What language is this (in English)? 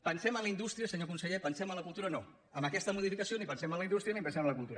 Catalan